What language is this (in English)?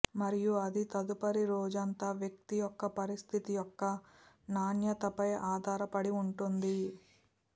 Telugu